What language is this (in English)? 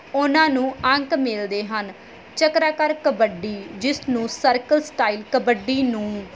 Punjabi